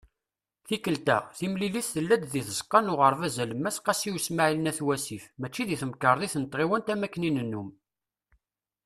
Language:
Kabyle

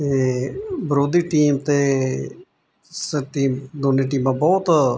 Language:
Punjabi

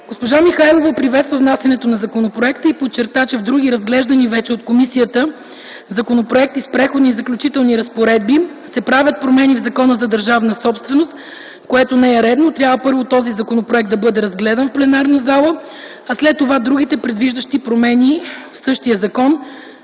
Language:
Bulgarian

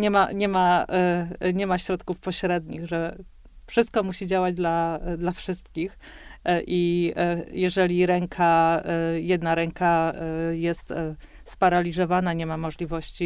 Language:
Polish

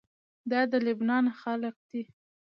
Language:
Pashto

